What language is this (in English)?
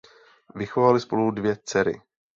Czech